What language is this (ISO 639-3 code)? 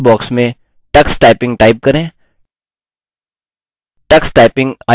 hin